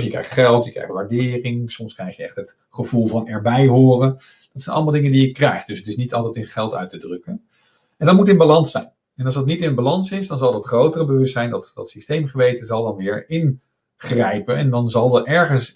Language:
Dutch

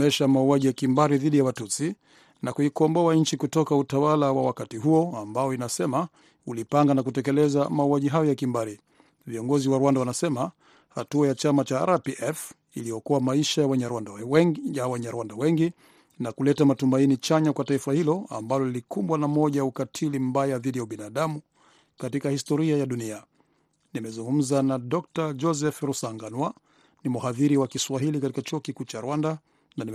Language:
Swahili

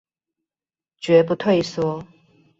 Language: Chinese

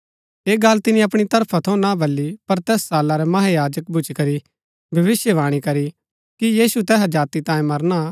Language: Gaddi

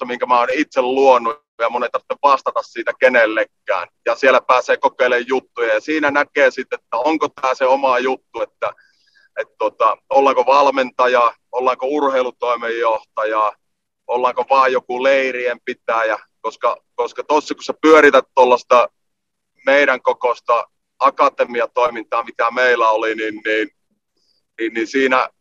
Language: Finnish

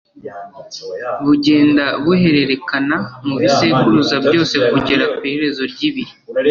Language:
Kinyarwanda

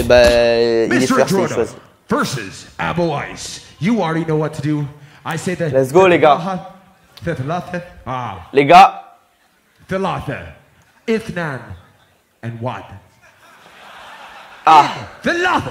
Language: French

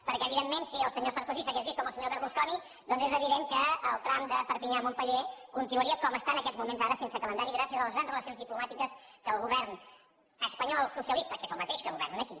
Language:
Catalan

